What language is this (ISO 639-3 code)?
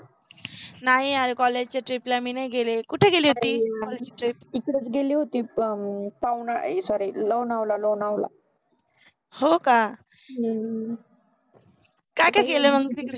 mar